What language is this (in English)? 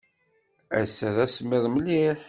Kabyle